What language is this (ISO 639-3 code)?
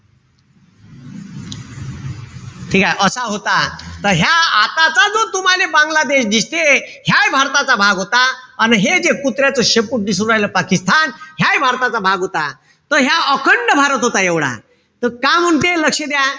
mar